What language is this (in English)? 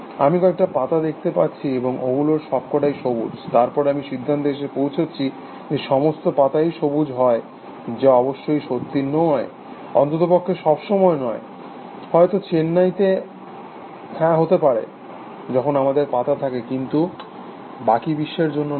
Bangla